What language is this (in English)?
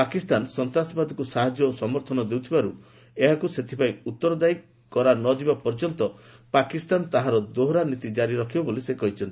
Odia